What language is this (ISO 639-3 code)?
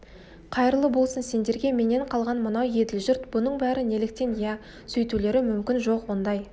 kaz